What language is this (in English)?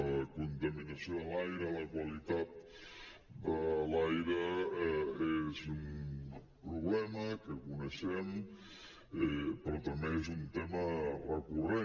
Catalan